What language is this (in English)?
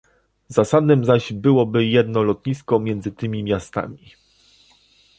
Polish